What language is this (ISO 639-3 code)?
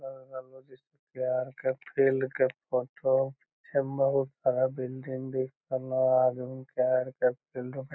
mag